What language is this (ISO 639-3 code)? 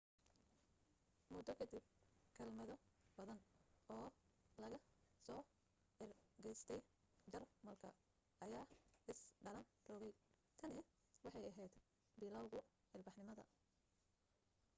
som